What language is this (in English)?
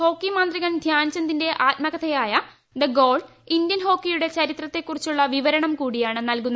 Malayalam